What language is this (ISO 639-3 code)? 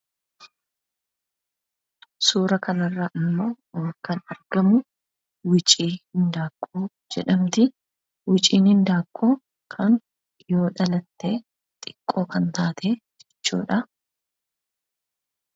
orm